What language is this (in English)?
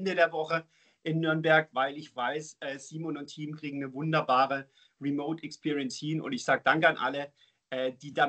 German